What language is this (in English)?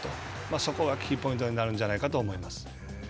Japanese